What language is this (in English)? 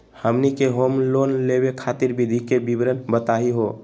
Magahi